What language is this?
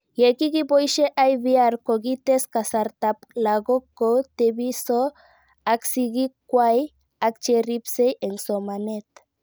Kalenjin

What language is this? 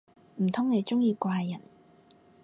Cantonese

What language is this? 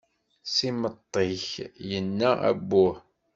Kabyle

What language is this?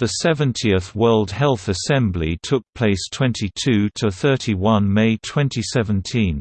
English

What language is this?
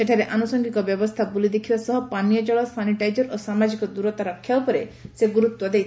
Odia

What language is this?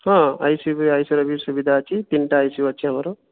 Odia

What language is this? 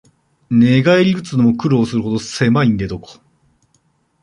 Japanese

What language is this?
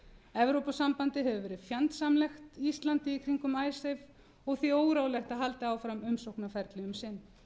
Icelandic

